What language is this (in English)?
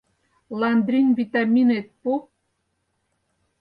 Mari